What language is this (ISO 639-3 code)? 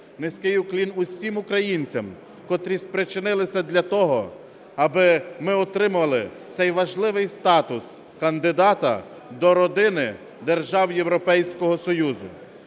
ukr